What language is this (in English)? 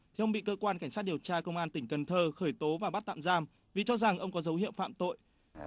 Vietnamese